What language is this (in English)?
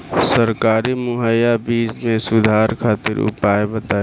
Bhojpuri